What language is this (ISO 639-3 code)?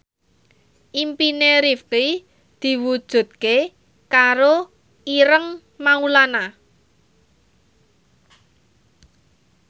jav